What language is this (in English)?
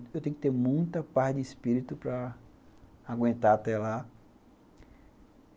Portuguese